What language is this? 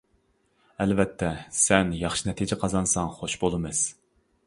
Uyghur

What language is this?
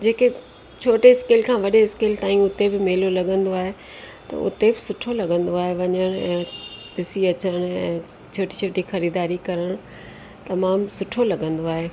Sindhi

